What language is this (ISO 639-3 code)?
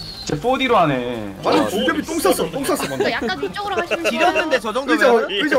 kor